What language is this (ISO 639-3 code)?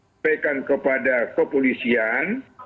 ind